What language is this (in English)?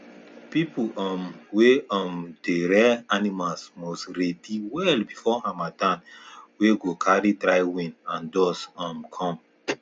Nigerian Pidgin